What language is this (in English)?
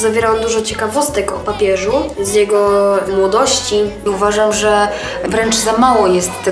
Polish